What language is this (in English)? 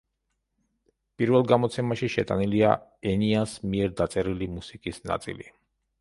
Georgian